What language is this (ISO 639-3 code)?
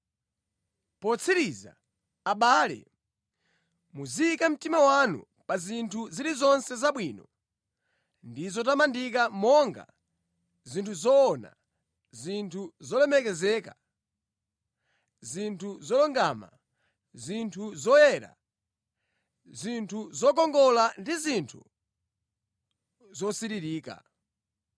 nya